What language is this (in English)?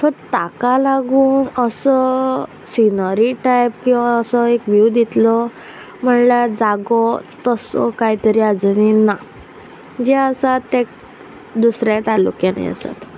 Konkani